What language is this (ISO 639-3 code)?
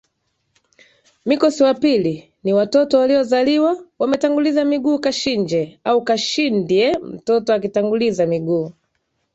swa